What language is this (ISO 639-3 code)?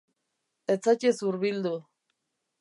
eus